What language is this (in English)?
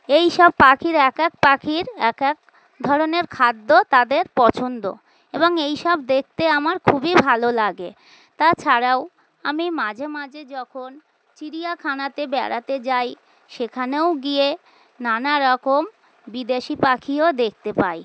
Bangla